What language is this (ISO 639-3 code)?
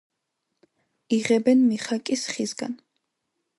kat